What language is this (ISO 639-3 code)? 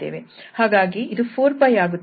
kan